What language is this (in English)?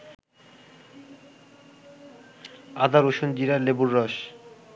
Bangla